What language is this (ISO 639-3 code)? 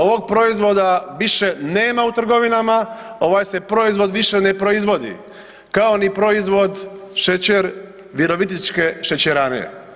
hrv